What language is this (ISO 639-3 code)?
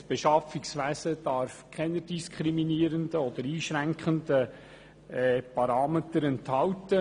gsw